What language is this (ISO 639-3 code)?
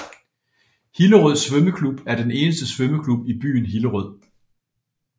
dan